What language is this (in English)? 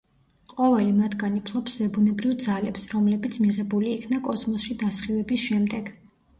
Georgian